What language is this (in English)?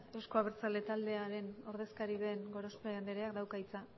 Basque